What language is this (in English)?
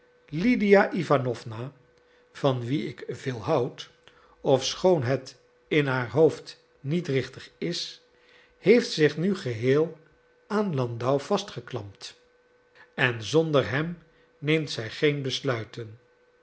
Dutch